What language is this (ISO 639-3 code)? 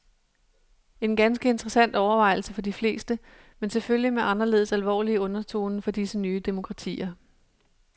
dan